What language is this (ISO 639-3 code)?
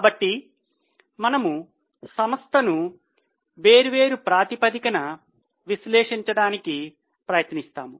tel